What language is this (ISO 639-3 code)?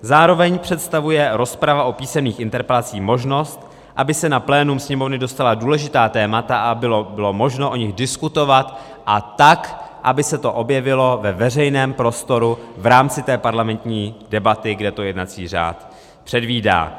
ces